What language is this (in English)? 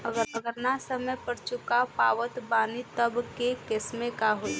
Bhojpuri